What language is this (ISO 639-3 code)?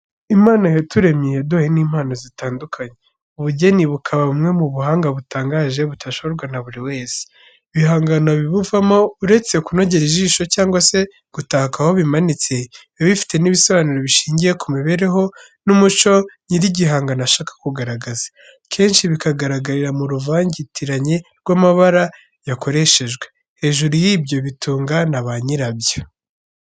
kin